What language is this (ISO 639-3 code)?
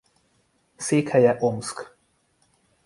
hun